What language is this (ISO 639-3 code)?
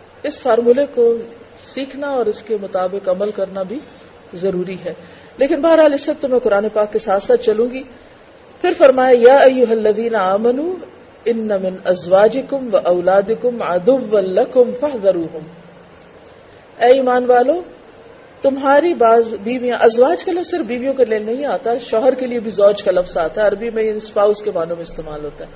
urd